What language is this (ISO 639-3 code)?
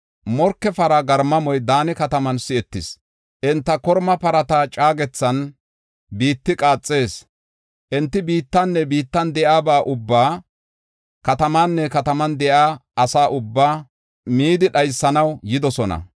gof